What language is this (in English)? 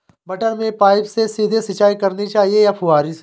Hindi